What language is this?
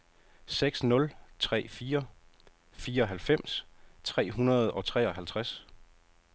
Danish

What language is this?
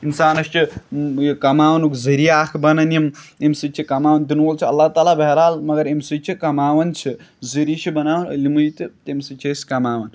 Kashmiri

